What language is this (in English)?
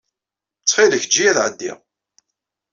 Kabyle